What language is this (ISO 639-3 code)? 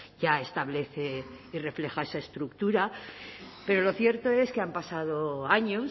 spa